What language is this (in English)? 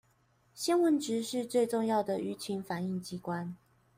Chinese